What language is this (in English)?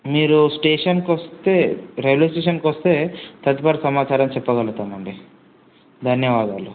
Telugu